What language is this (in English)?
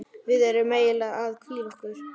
Icelandic